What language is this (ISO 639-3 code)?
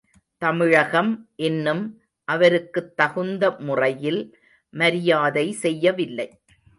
tam